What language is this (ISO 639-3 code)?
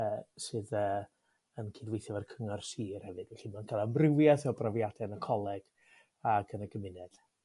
cym